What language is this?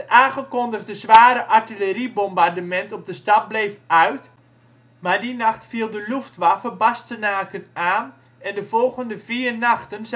Dutch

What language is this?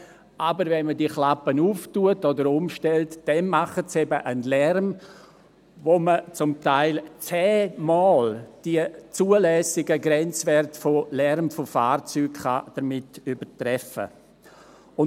Swiss German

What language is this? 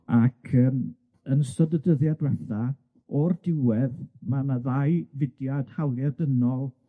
Welsh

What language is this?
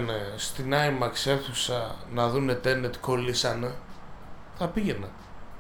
Greek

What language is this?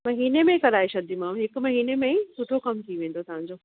Sindhi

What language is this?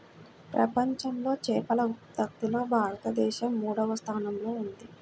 Telugu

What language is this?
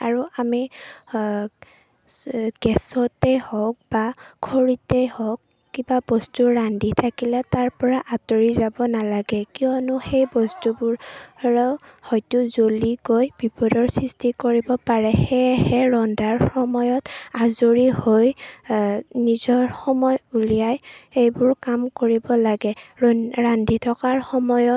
Assamese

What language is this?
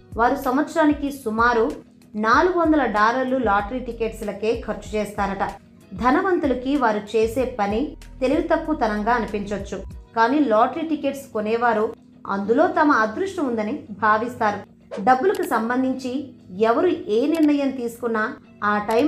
Telugu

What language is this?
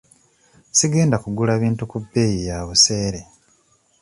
Ganda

